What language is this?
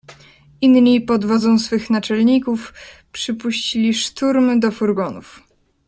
Polish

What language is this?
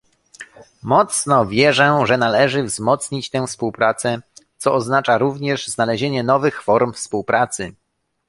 Polish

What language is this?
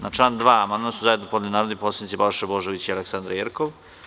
Serbian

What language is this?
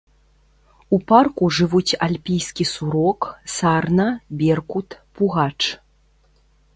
Belarusian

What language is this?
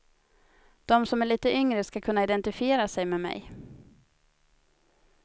Swedish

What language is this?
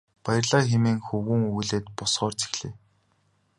Mongolian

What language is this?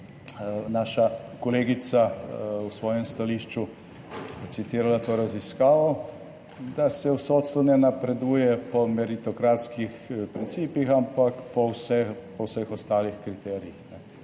Slovenian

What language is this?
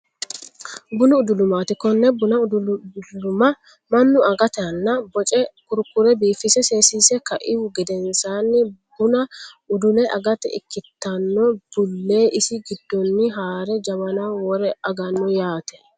Sidamo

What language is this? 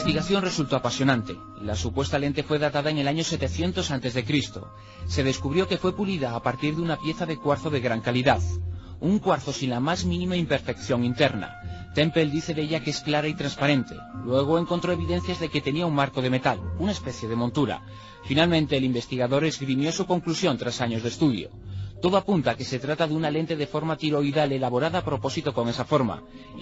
Spanish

